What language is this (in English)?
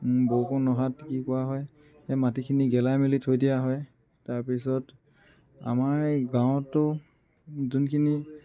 Assamese